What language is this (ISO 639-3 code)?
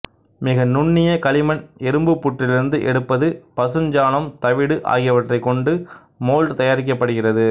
tam